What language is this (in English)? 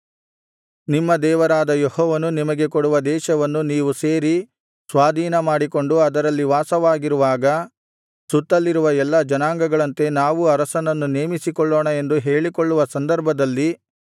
Kannada